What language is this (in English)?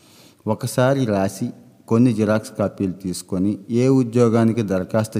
Telugu